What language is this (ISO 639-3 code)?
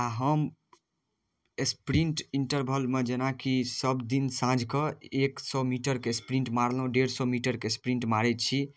mai